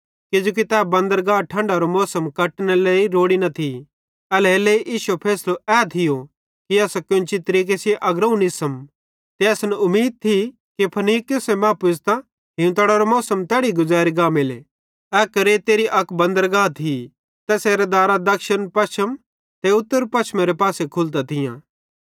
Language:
Bhadrawahi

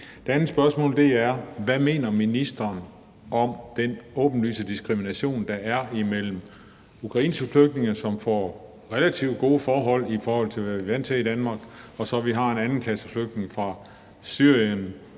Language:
Danish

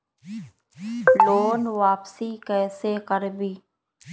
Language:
Magahi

